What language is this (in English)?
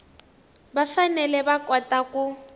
Tsonga